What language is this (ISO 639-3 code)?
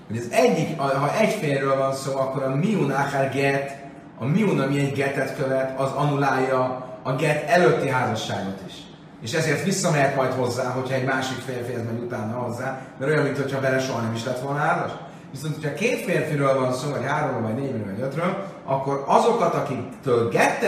hun